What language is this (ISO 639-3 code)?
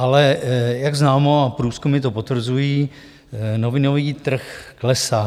ces